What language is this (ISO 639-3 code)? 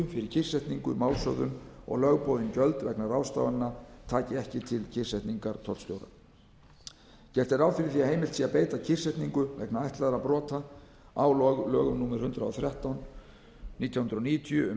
isl